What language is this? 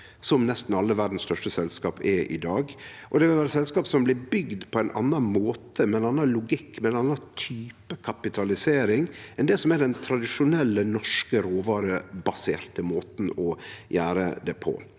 Norwegian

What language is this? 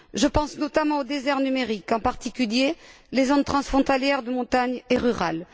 French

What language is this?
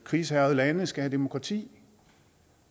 Danish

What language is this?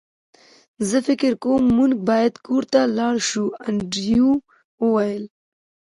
Pashto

